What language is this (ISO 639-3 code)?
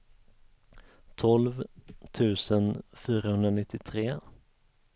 swe